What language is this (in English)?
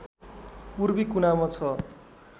Nepali